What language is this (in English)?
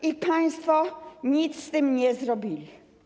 Polish